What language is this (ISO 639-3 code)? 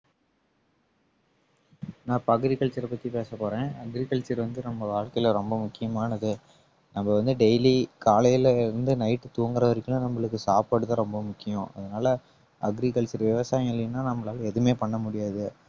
tam